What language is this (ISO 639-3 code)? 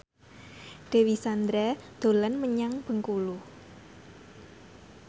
jav